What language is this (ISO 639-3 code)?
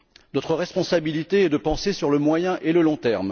fra